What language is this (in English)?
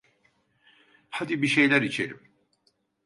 Turkish